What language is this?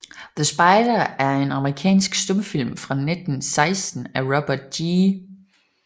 Danish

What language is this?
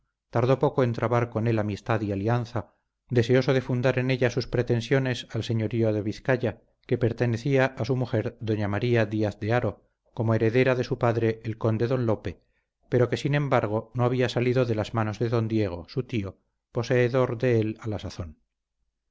Spanish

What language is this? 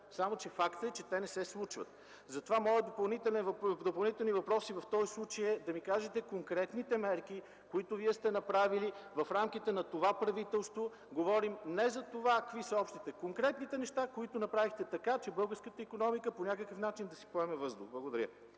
Bulgarian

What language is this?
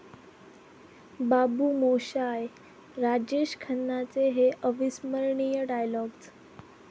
Marathi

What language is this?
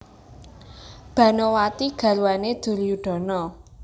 Javanese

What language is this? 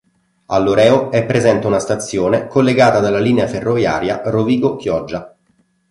Italian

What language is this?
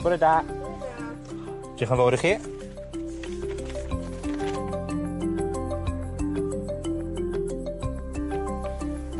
Welsh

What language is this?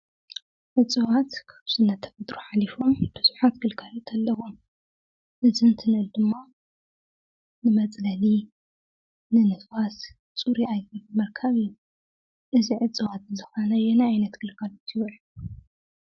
Tigrinya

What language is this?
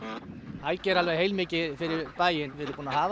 Icelandic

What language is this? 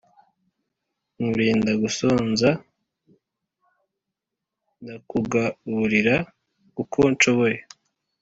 Kinyarwanda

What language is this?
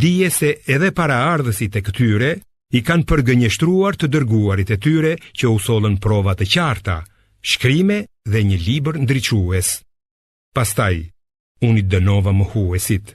Romanian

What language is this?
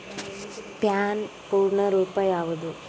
Kannada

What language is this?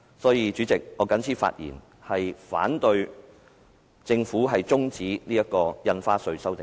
Cantonese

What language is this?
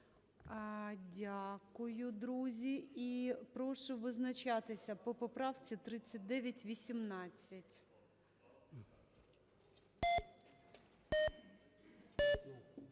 Ukrainian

